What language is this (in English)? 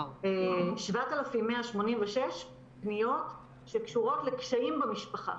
Hebrew